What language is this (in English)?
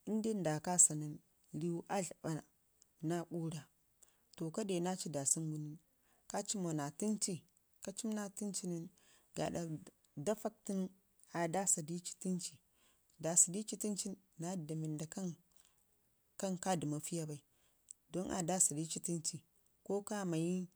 Ngizim